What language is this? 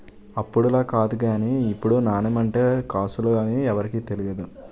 Telugu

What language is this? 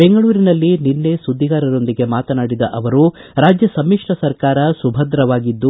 Kannada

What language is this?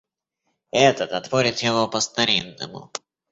Russian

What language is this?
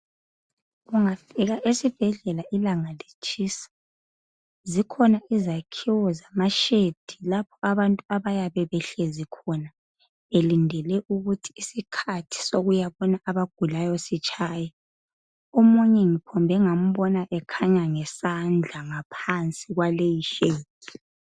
North Ndebele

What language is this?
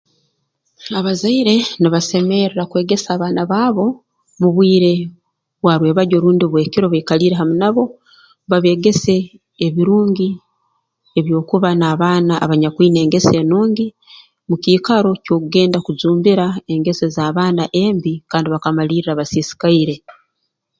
Tooro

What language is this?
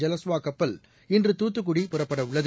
Tamil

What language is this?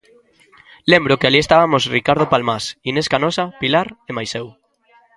Galician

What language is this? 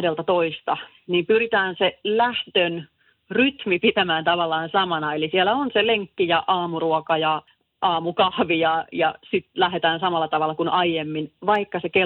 Finnish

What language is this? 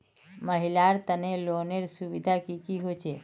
Magahi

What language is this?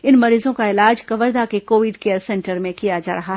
Hindi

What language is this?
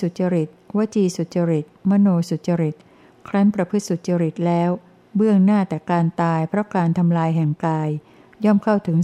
Thai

